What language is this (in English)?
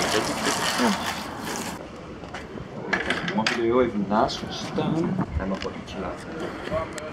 Dutch